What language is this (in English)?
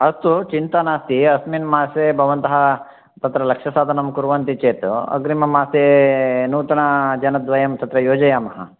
Sanskrit